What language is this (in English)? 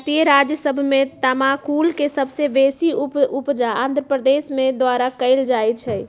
Magahi